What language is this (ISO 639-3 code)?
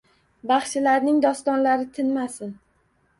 uzb